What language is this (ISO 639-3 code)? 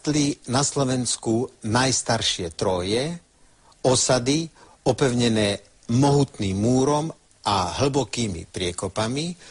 slk